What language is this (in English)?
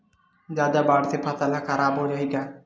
Chhattisgarhi